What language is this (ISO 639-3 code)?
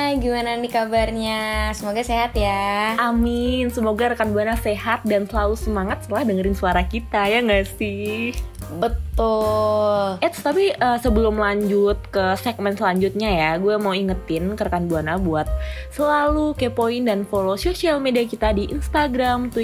ind